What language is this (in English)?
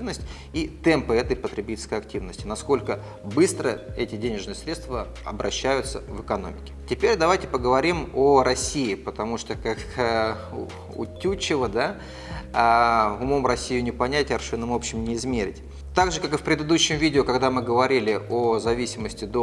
Russian